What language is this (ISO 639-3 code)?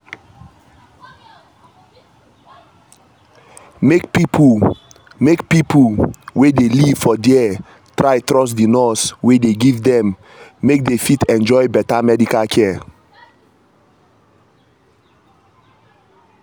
pcm